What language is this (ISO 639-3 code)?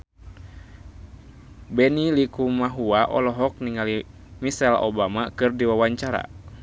sun